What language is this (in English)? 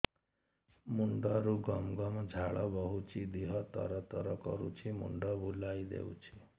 Odia